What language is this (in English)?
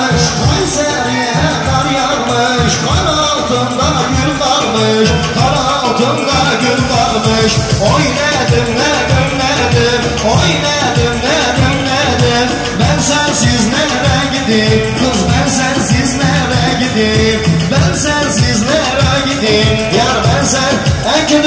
Turkish